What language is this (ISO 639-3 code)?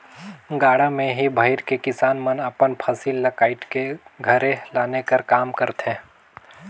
hne